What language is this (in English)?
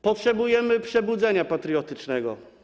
Polish